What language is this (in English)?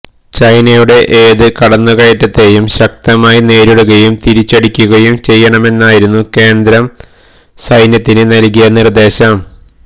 Malayalam